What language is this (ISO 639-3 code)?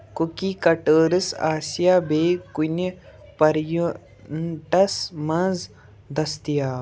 kas